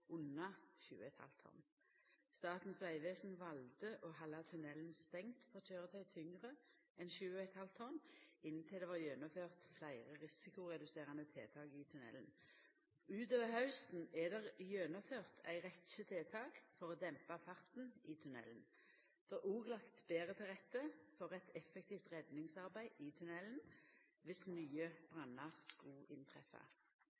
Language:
Norwegian Nynorsk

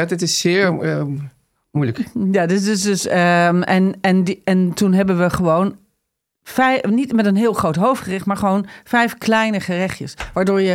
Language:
Dutch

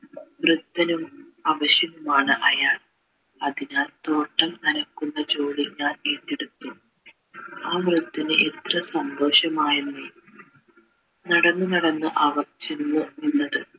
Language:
Malayalam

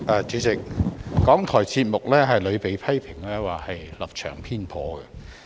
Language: Cantonese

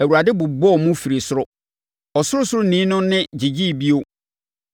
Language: Akan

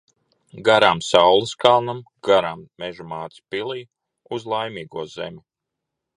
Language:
Latvian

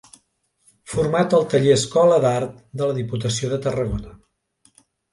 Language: Catalan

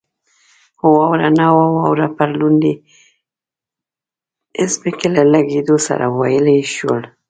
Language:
Pashto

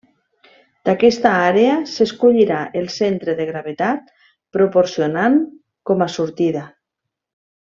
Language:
Catalan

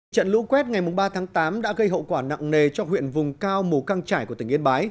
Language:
Vietnamese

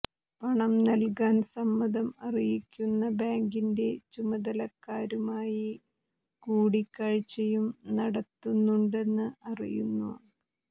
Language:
Malayalam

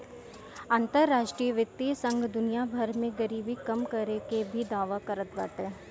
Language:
Bhojpuri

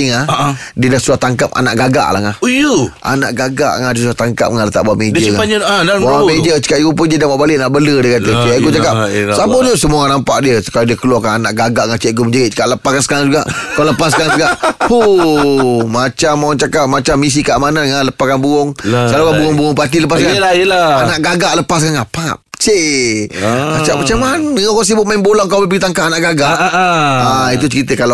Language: Malay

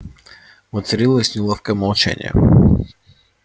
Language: Russian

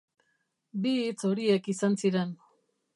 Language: Basque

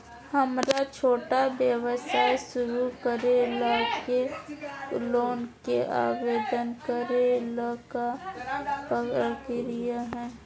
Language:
Magahi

